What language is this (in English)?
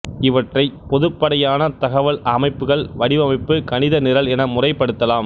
Tamil